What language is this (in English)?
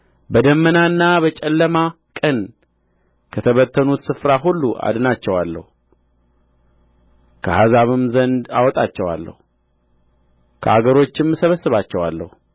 Amharic